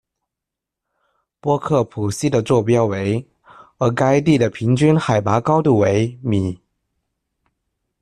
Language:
Chinese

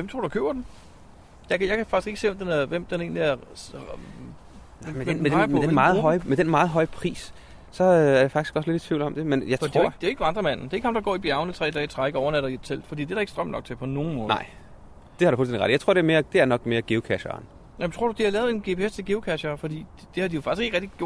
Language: Danish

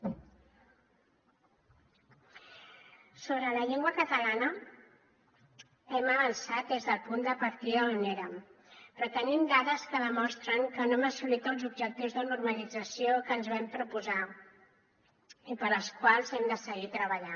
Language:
Catalan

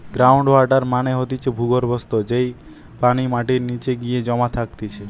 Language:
Bangla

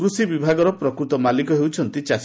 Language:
Odia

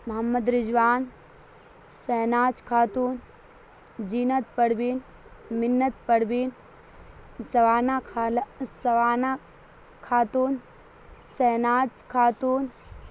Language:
Urdu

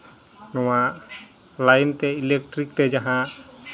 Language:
Santali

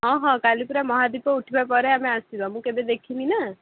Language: Odia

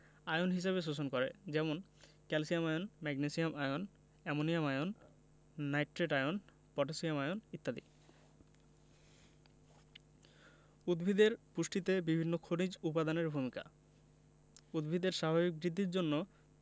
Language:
Bangla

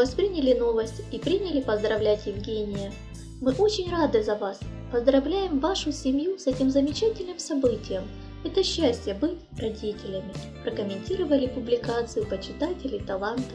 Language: Russian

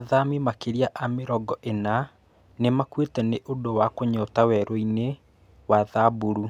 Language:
Kikuyu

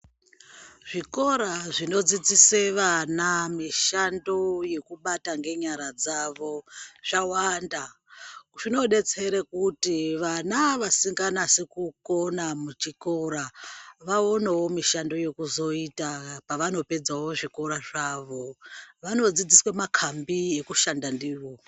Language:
Ndau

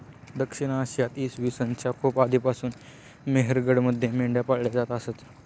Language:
Marathi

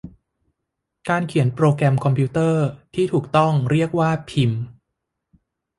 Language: Thai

